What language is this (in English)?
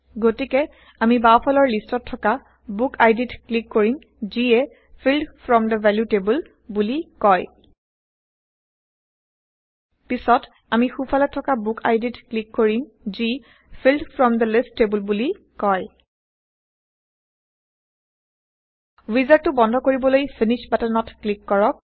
Assamese